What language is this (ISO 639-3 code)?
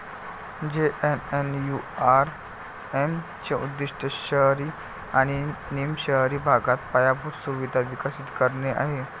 mar